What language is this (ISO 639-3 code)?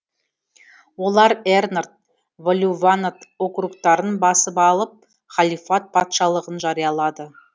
kaz